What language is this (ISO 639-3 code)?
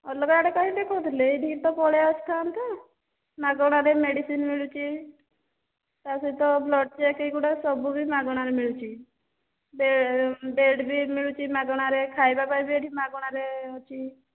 ori